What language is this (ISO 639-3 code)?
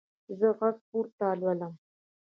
pus